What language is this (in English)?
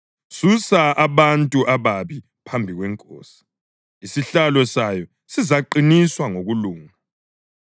North Ndebele